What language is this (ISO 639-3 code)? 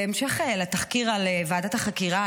heb